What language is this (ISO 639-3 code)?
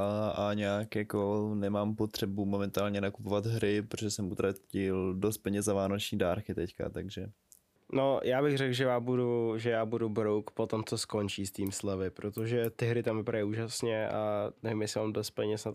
ces